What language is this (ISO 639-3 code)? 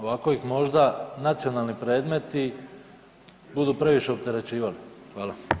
hrv